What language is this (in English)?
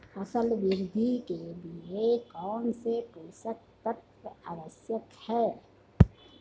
Hindi